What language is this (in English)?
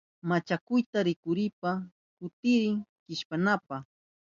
Southern Pastaza Quechua